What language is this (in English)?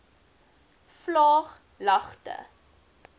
Afrikaans